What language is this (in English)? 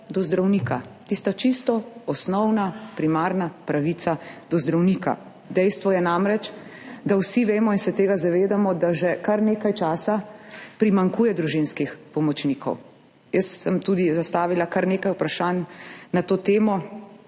Slovenian